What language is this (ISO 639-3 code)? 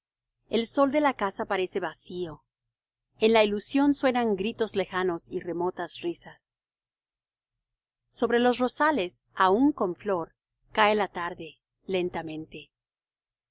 spa